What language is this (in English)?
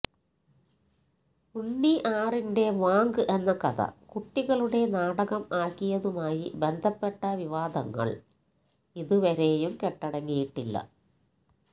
Malayalam